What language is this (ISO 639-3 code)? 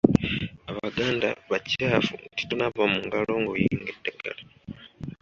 lug